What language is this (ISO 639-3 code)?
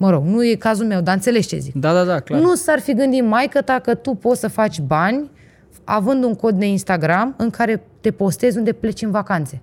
ron